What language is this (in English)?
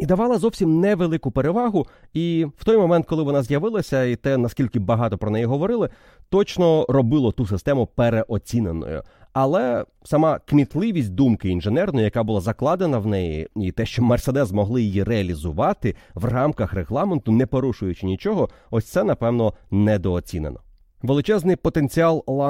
Ukrainian